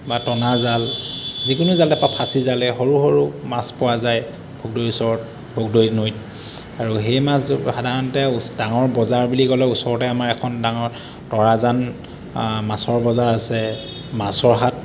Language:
Assamese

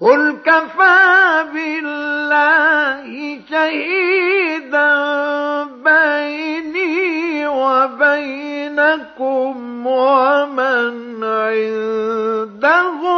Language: Arabic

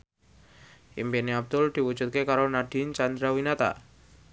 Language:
Javanese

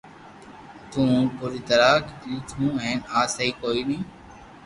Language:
Loarki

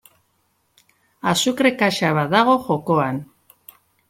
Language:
Basque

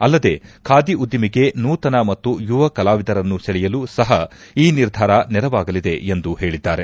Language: Kannada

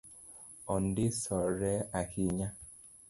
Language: Luo (Kenya and Tanzania)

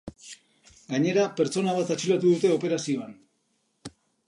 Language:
Basque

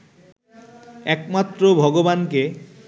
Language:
Bangla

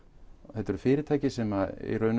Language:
Icelandic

